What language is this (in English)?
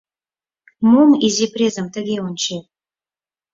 Mari